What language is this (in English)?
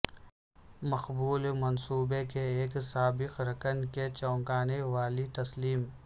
Urdu